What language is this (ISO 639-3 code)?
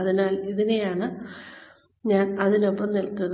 mal